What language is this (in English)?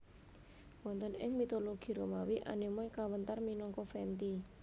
Javanese